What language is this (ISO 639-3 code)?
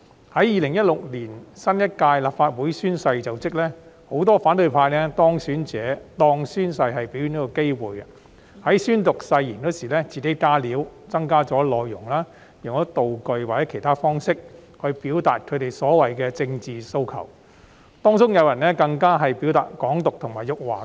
yue